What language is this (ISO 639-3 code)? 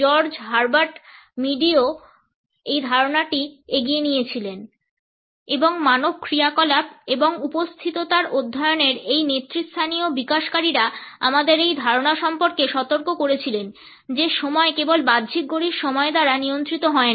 ben